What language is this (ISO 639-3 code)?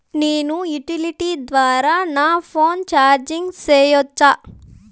tel